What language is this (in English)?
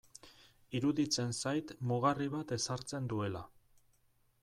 Basque